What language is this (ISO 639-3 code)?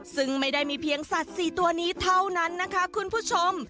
tha